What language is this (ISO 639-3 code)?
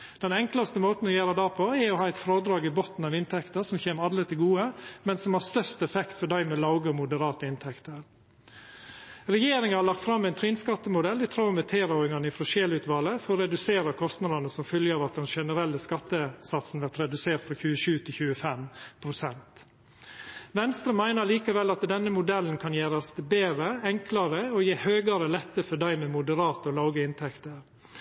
nno